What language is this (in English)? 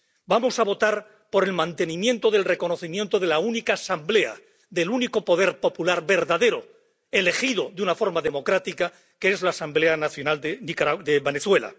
Spanish